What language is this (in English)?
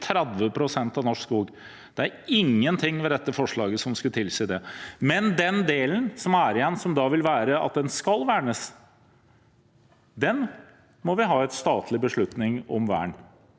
Norwegian